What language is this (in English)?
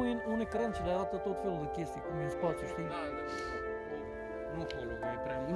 Romanian